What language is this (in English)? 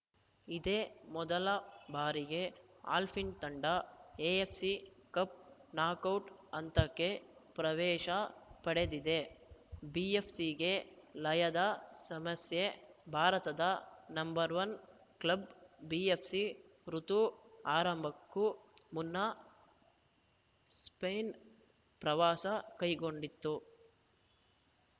Kannada